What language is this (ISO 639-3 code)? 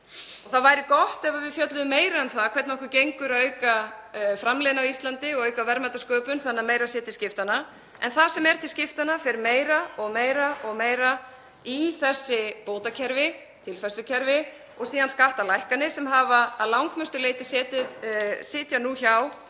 isl